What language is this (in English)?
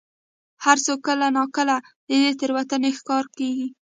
Pashto